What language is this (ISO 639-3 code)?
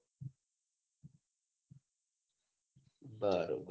guj